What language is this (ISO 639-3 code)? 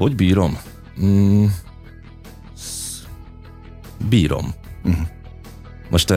hun